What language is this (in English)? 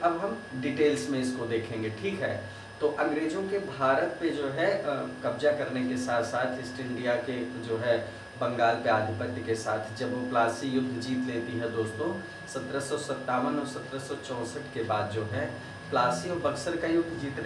Hindi